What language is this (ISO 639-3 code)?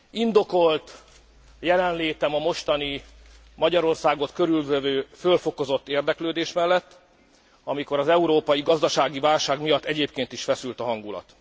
hun